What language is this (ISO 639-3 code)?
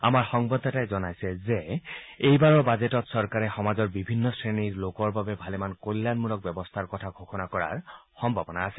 asm